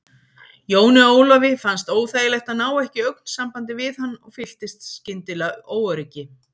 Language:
Icelandic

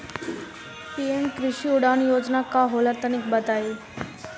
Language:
Bhojpuri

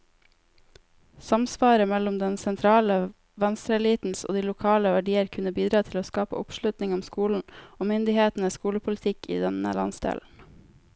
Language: Norwegian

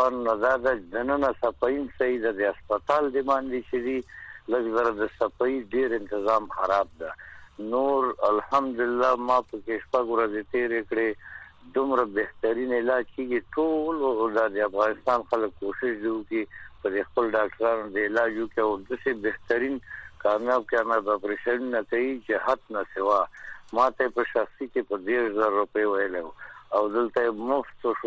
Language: Persian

